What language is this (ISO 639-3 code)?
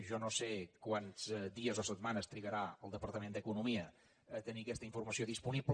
cat